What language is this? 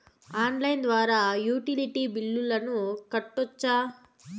Telugu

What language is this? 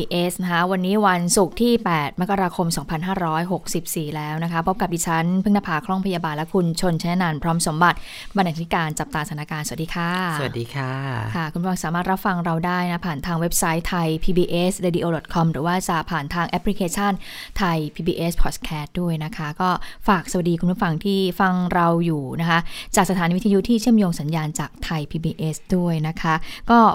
Thai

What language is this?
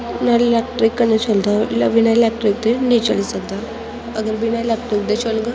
Dogri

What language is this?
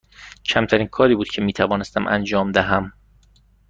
Persian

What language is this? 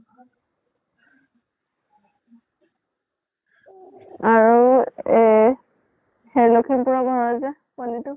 Assamese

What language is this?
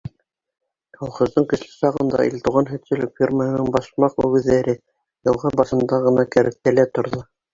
Bashkir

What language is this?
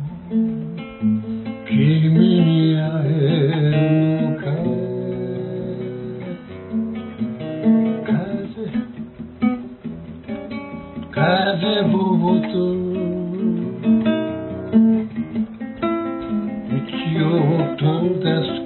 Spanish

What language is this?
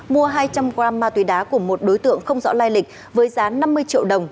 Vietnamese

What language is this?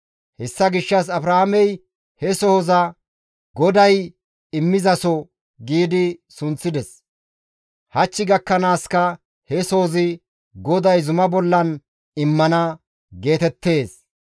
Gamo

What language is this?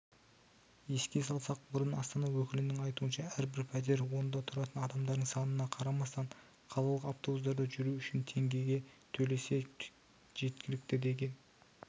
Kazakh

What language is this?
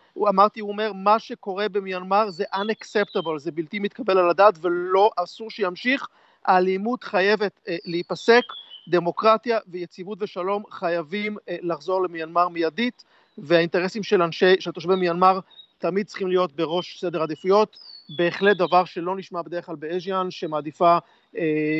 Hebrew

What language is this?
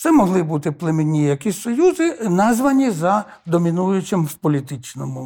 Ukrainian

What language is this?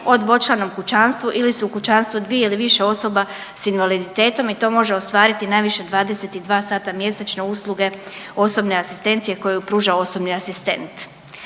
Croatian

